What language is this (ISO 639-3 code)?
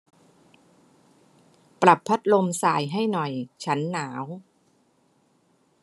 tha